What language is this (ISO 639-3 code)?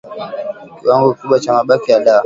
swa